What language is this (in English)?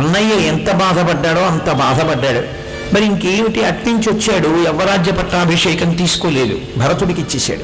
Telugu